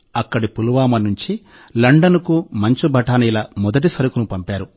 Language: Telugu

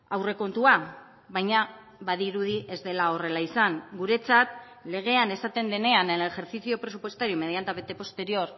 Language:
Basque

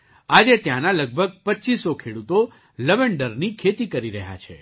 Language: Gujarati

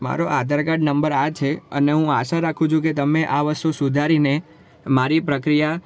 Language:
Gujarati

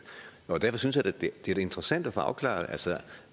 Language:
Danish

